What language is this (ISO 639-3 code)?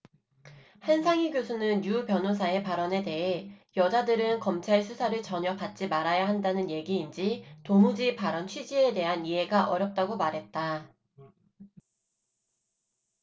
kor